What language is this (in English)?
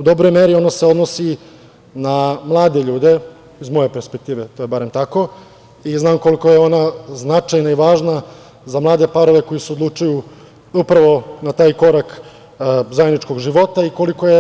Serbian